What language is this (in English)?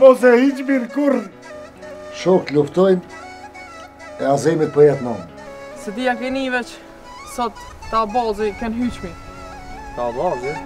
Romanian